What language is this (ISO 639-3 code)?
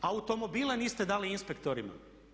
hrv